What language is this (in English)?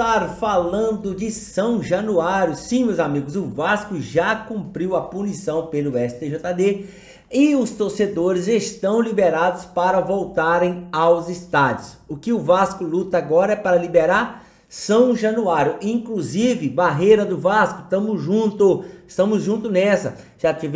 Portuguese